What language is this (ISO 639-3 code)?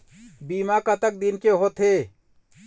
hne